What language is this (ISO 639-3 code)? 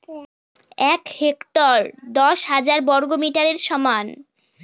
ben